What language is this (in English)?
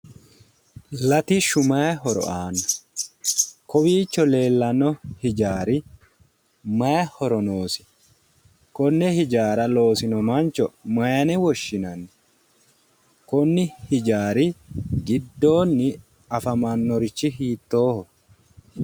Sidamo